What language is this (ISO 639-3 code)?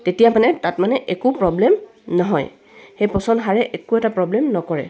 asm